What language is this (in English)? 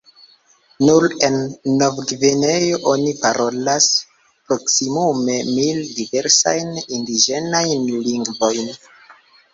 Esperanto